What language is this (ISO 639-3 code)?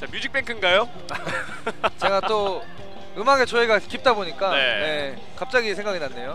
kor